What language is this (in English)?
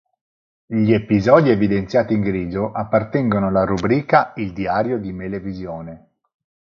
Italian